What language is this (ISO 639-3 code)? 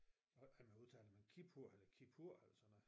dan